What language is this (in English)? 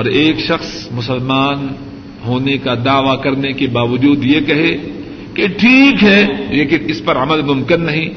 Urdu